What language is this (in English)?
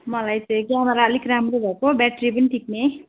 Nepali